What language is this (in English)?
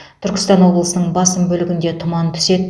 Kazakh